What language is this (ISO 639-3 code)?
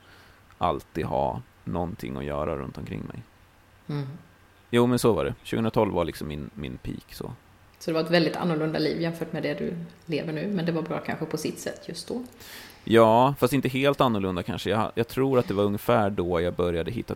swe